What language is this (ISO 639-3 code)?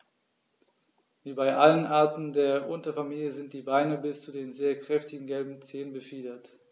deu